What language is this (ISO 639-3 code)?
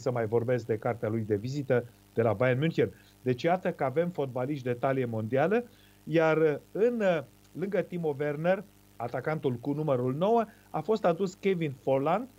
ron